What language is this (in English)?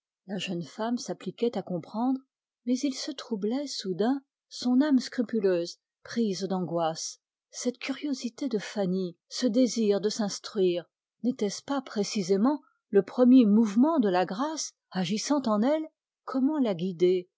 French